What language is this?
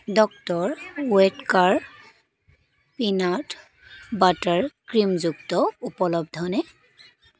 Assamese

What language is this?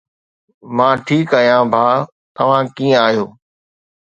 Sindhi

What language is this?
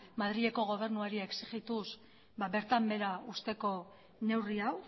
Basque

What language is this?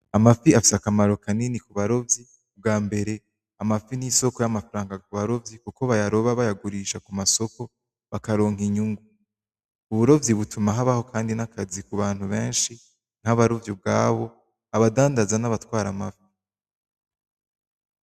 Rundi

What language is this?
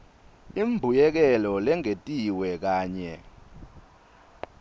Swati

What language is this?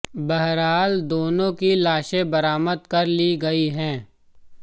Hindi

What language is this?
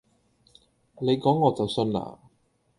Cantonese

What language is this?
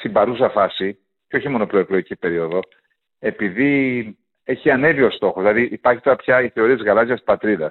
Greek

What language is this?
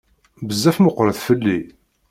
Kabyle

